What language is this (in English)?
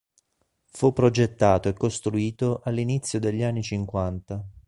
Italian